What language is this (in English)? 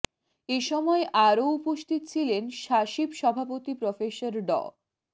Bangla